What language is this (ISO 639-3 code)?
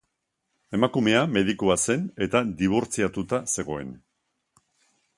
eus